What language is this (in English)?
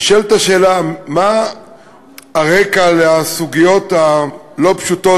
Hebrew